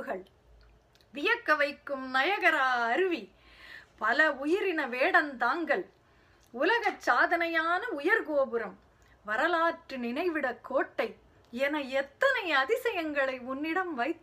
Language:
Tamil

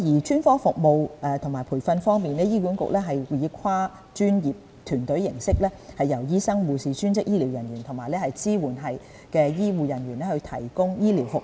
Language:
Cantonese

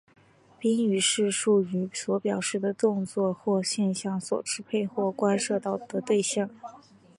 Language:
Chinese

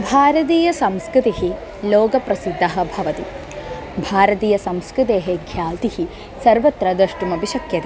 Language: Sanskrit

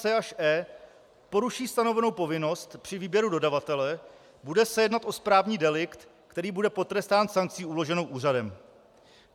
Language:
Czech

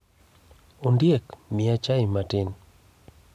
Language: Luo (Kenya and Tanzania)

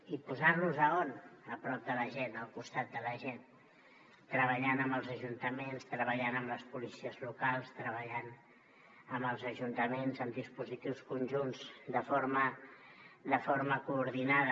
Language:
Catalan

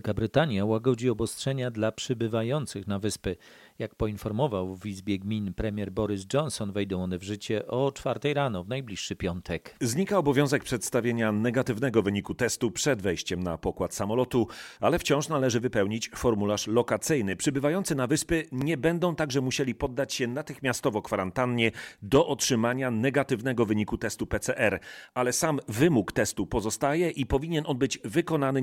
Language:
Polish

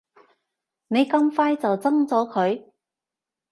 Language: Cantonese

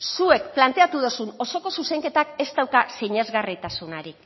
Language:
Basque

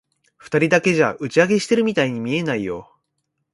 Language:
Japanese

